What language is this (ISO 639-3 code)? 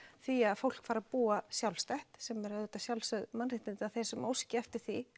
isl